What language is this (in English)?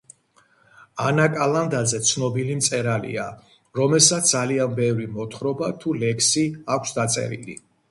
Georgian